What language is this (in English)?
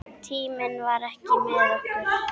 Icelandic